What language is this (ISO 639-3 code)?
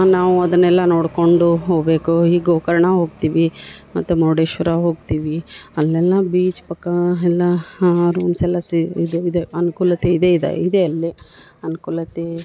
kan